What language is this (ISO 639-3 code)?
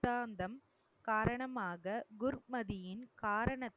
tam